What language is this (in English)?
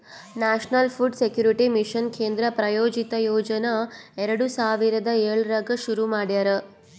Kannada